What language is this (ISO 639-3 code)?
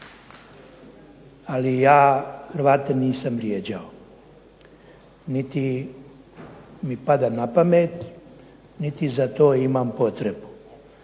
hrv